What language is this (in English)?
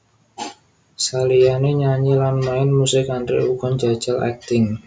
Javanese